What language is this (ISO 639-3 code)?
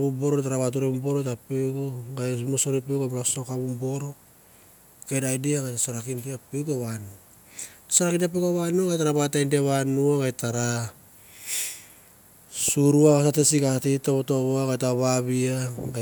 tbf